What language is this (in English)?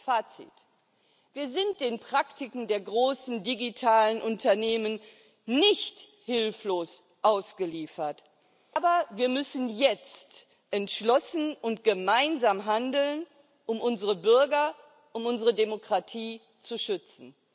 German